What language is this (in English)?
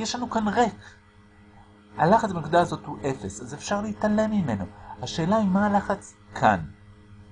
Hebrew